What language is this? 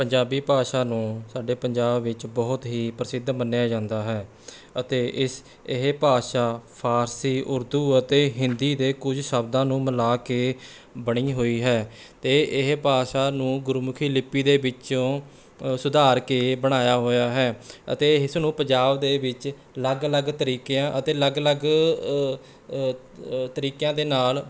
Punjabi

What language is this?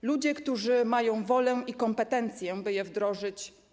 Polish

